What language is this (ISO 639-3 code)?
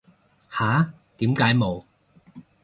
yue